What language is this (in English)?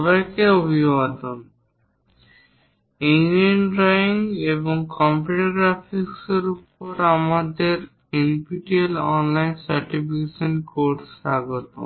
Bangla